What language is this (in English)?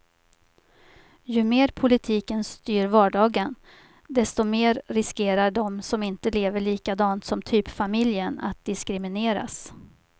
Swedish